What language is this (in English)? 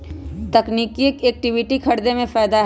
Magahi